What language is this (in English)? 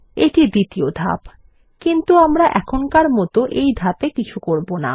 Bangla